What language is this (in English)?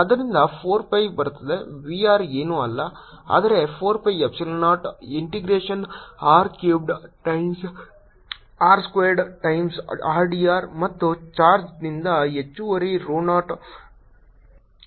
Kannada